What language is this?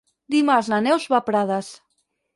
Catalan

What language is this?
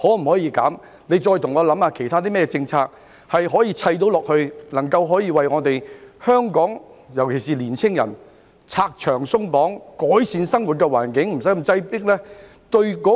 Cantonese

